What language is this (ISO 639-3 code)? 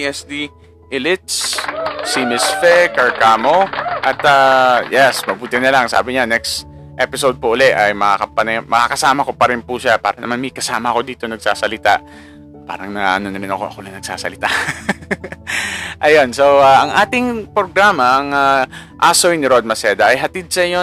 fil